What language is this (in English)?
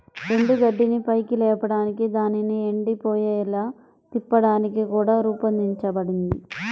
Telugu